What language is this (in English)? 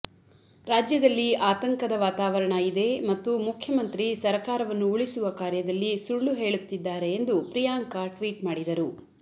Kannada